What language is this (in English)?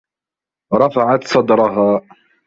Arabic